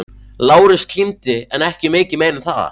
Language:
Icelandic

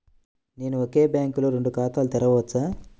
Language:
Telugu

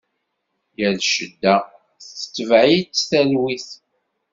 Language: Kabyle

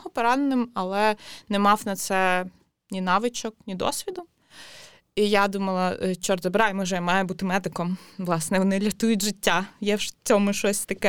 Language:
Ukrainian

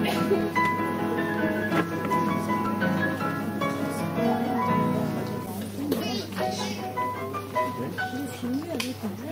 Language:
French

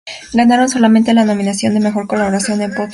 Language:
Spanish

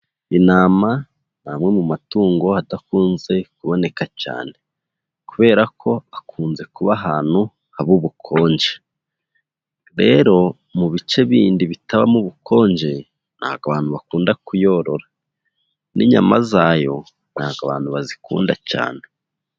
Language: Kinyarwanda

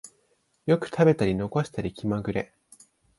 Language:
Japanese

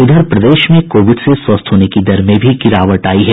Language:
Hindi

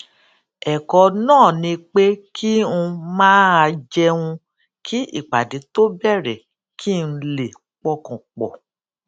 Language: Yoruba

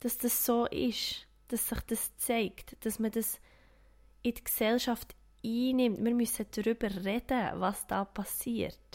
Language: German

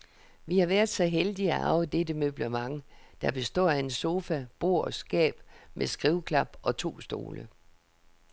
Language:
Danish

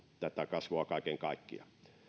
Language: Finnish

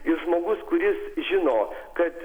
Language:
Lithuanian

